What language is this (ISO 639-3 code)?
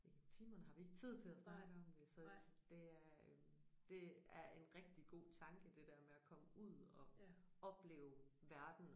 dan